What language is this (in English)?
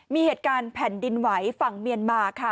Thai